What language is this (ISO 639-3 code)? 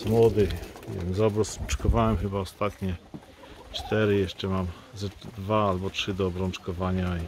pol